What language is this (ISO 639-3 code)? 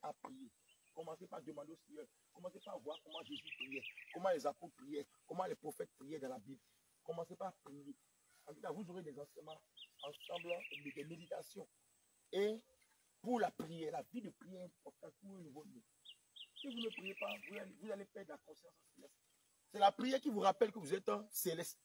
fra